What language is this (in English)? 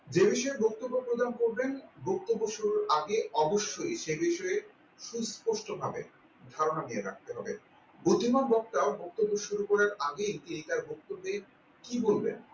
Bangla